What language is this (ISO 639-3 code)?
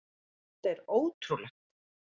isl